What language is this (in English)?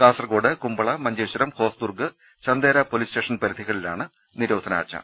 Malayalam